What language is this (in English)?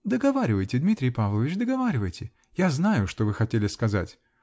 Russian